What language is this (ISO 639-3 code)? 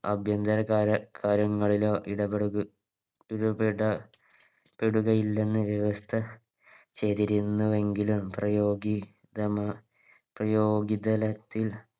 mal